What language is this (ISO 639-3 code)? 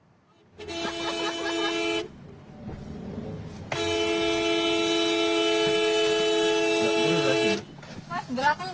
ind